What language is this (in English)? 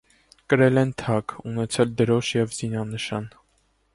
Armenian